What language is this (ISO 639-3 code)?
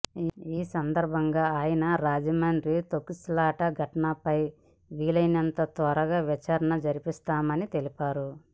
tel